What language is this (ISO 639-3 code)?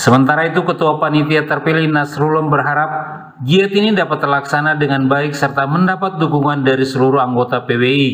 ind